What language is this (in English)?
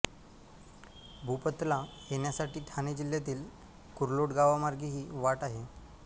Marathi